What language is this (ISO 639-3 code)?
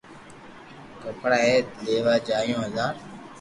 lrk